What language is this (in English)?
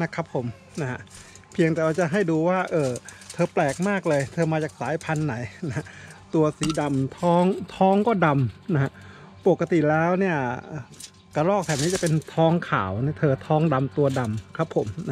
Thai